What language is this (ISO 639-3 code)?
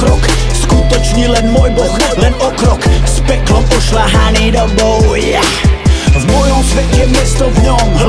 ces